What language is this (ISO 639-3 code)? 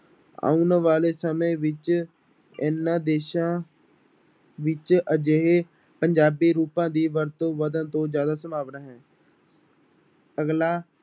pan